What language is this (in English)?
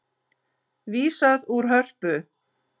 Icelandic